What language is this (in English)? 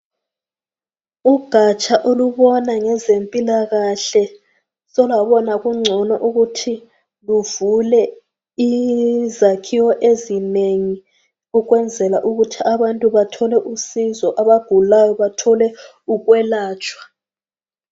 North Ndebele